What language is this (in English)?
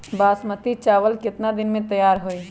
Magahi